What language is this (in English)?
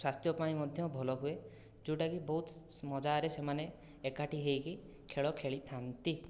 Odia